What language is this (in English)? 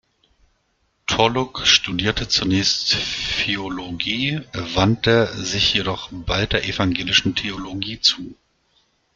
German